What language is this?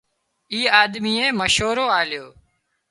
Wadiyara Koli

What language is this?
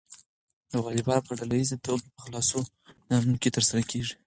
Pashto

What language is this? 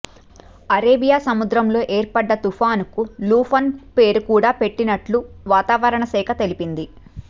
Telugu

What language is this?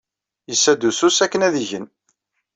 Kabyle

